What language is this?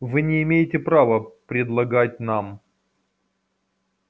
Russian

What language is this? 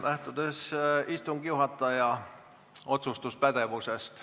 Estonian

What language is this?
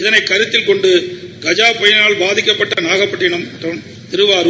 Tamil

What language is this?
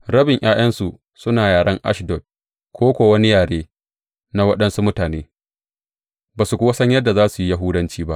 Hausa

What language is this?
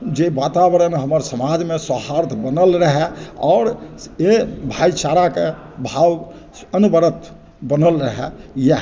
Maithili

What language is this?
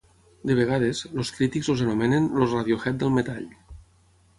Catalan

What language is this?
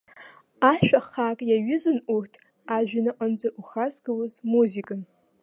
Abkhazian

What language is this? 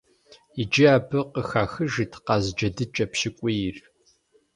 Kabardian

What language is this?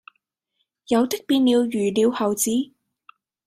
Cantonese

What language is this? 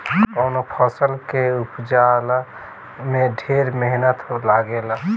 Bhojpuri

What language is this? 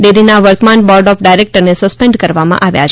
Gujarati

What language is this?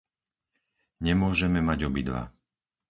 Slovak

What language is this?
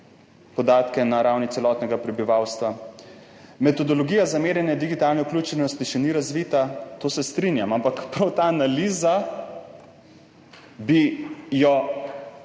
Slovenian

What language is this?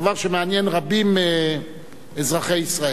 Hebrew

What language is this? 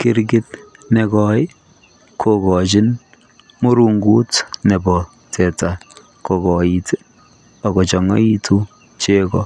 Kalenjin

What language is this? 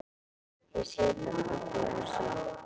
Icelandic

